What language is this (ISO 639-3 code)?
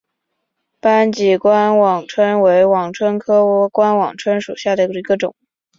zho